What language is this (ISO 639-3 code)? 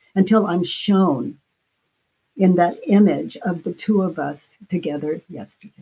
eng